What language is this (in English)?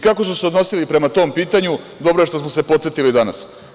Serbian